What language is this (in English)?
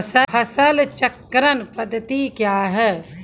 Maithili